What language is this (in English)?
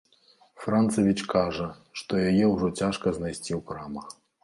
Belarusian